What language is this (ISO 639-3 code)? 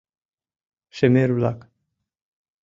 chm